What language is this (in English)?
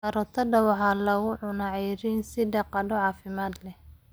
Somali